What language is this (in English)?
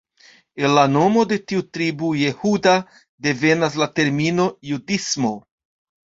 Esperanto